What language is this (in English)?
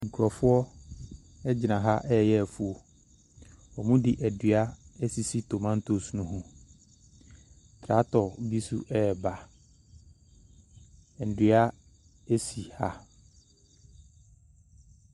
Akan